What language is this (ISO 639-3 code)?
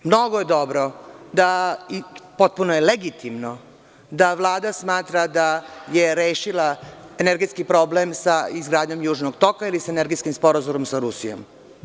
srp